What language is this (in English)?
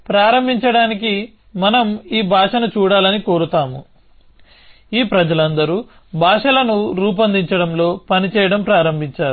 Telugu